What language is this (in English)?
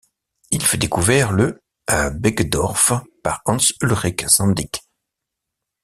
French